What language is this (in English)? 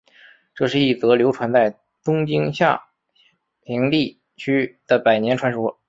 Chinese